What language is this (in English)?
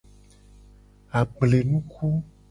Gen